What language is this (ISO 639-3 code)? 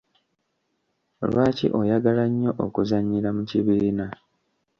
lug